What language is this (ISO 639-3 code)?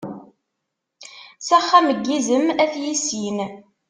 kab